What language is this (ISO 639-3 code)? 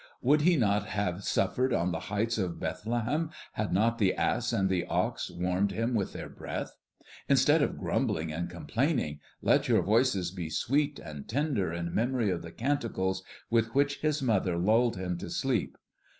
eng